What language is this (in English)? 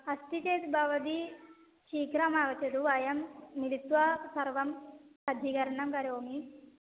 Sanskrit